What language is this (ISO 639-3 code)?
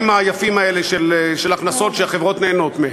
heb